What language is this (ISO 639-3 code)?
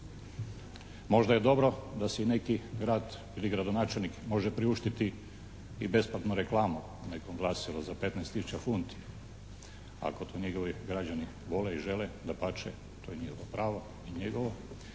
hrv